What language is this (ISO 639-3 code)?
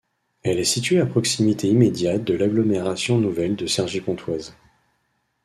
fra